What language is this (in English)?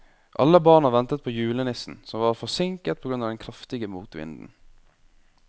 Norwegian